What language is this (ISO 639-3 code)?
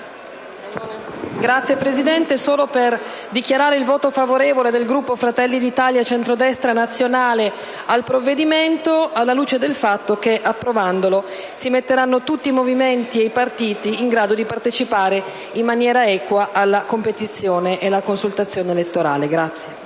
ita